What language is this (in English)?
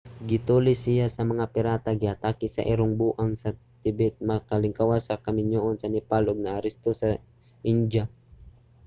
Cebuano